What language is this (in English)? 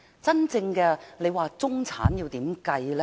Cantonese